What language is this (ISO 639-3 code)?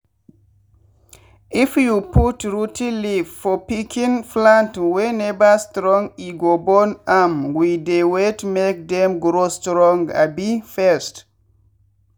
pcm